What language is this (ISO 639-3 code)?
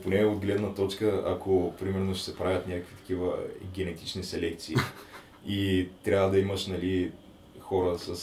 bul